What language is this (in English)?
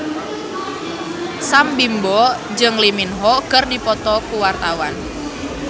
Sundanese